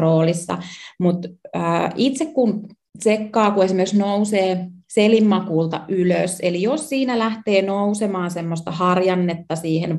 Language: Finnish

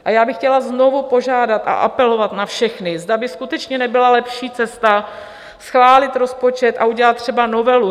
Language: Czech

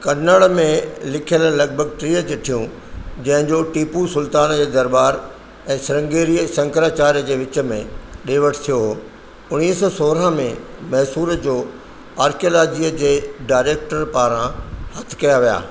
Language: Sindhi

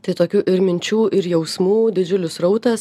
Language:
Lithuanian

